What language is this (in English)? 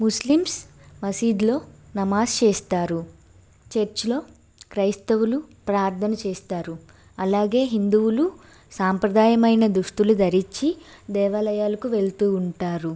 Telugu